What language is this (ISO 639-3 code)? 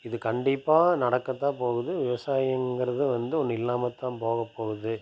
tam